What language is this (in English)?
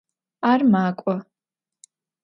Adyghe